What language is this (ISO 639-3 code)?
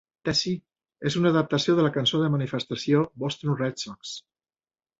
cat